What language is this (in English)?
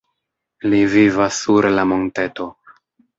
Esperanto